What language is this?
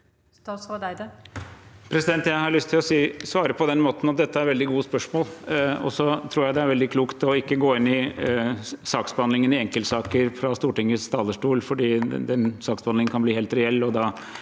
Norwegian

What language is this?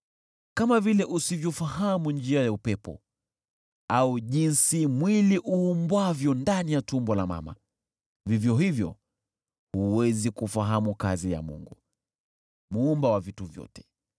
Swahili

